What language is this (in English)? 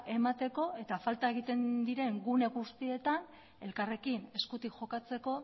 Basque